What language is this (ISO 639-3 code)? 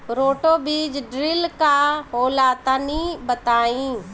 bho